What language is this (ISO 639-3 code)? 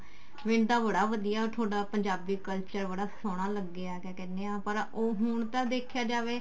pan